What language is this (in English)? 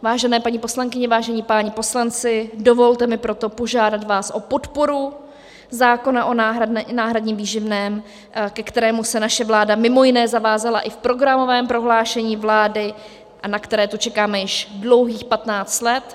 Czech